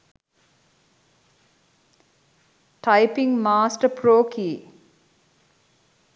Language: Sinhala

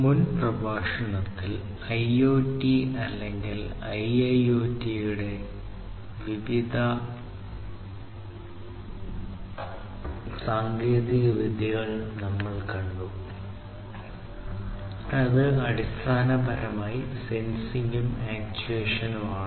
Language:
Malayalam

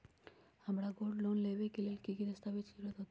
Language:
Magahi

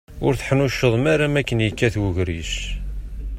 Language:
Kabyle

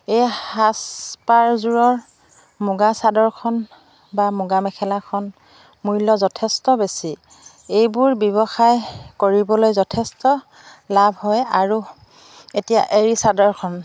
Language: Assamese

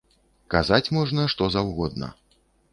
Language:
Belarusian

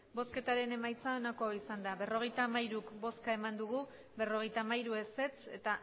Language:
Basque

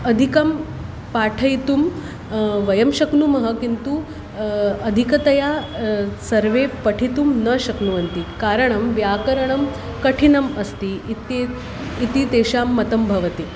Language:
Sanskrit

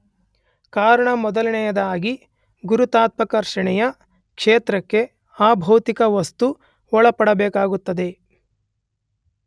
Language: Kannada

